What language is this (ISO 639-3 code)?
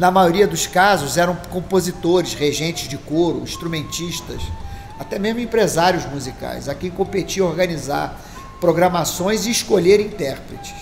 por